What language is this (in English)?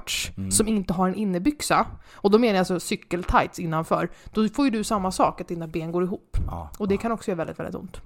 Swedish